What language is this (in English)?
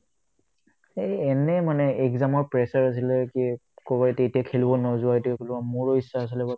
Assamese